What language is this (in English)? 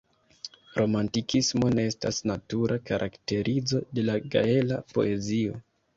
Esperanto